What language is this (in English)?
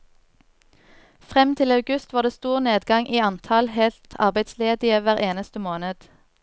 Norwegian